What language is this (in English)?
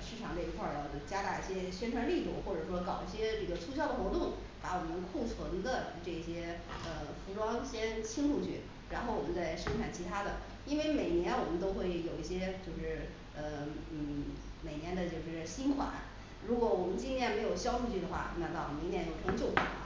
Chinese